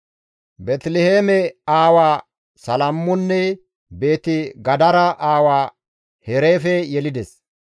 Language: Gamo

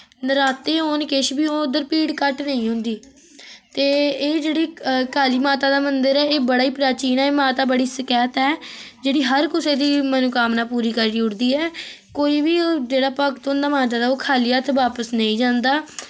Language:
Dogri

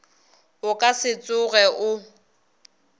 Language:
Northern Sotho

